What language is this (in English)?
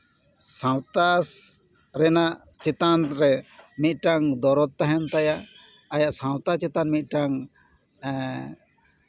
Santali